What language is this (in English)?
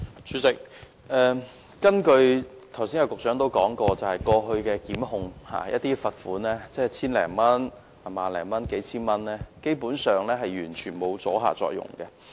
Cantonese